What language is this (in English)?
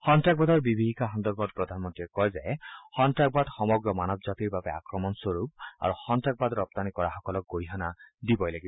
Assamese